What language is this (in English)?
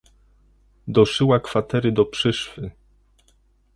Polish